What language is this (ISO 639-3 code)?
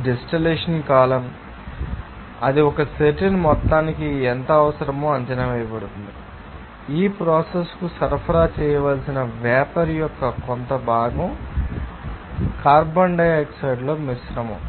tel